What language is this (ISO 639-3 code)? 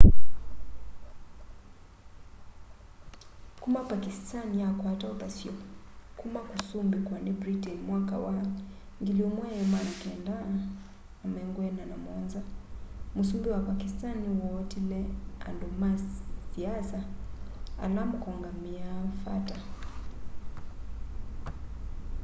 kam